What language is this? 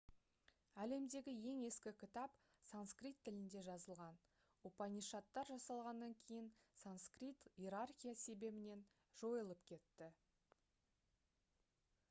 Kazakh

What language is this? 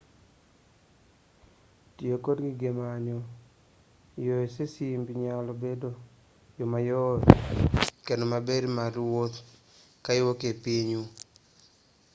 Luo (Kenya and Tanzania)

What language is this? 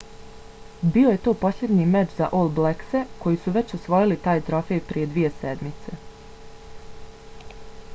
Bosnian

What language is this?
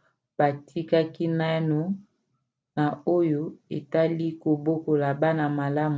Lingala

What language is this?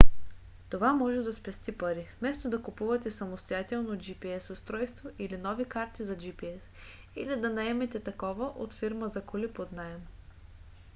Bulgarian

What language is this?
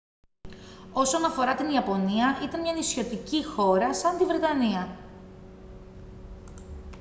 Greek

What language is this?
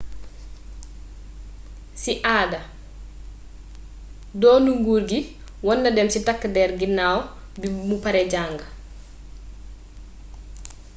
Wolof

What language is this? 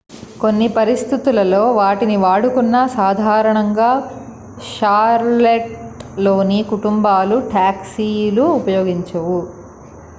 Telugu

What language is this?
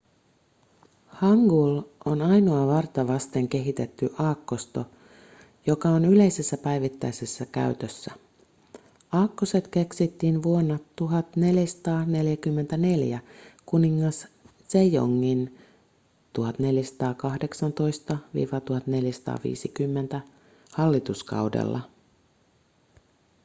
Finnish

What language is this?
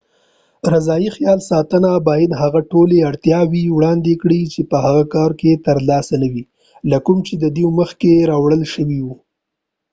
Pashto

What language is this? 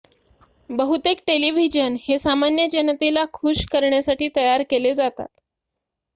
Marathi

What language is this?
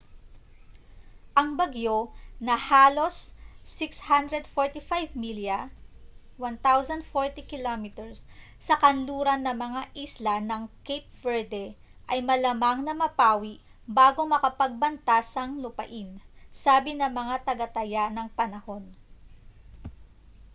Filipino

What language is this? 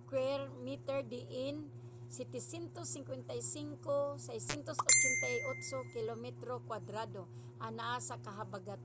Cebuano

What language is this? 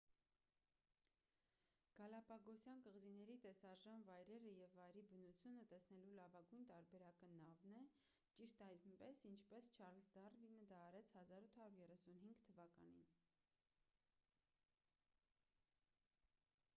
Armenian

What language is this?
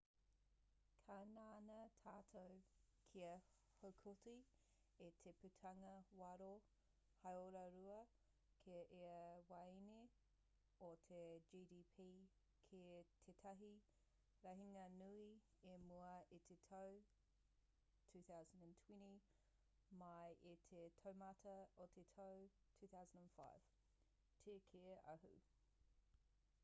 Māori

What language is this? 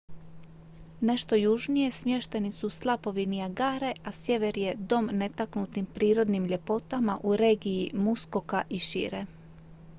Croatian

